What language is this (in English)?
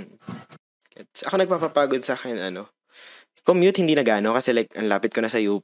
Filipino